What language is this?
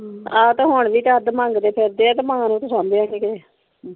Punjabi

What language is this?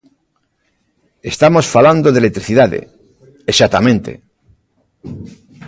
Galician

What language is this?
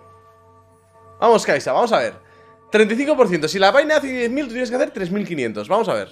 Spanish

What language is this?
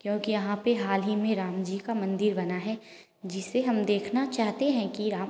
Hindi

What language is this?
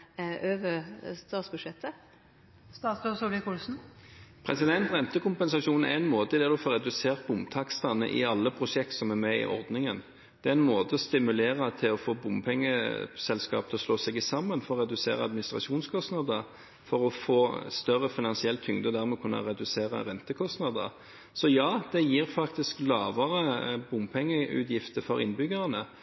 Norwegian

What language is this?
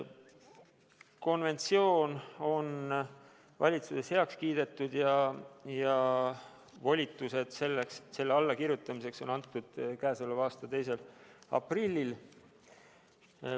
Estonian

